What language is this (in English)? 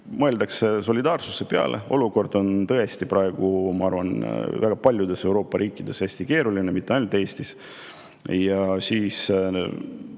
Estonian